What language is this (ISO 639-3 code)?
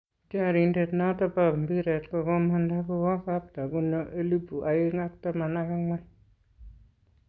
kln